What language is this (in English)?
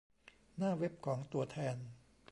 Thai